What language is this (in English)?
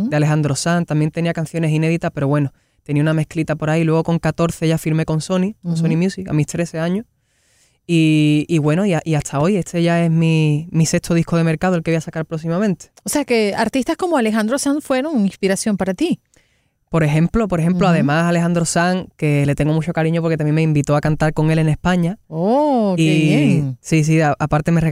Spanish